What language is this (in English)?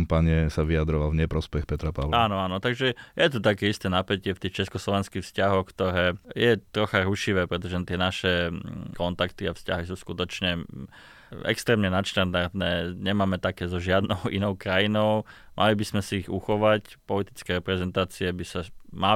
Slovak